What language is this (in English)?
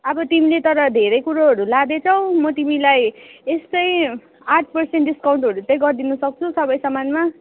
Nepali